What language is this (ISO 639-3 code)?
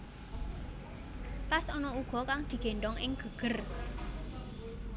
jav